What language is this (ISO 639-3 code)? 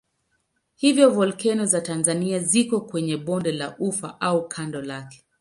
swa